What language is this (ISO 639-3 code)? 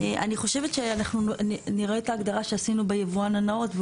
heb